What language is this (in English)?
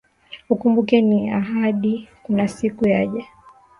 Swahili